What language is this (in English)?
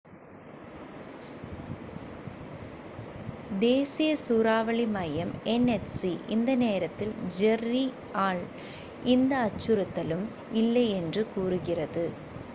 Tamil